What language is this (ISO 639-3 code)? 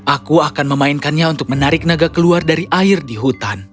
ind